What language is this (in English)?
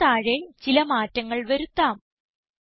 Malayalam